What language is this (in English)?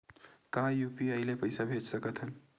Chhattisgarhi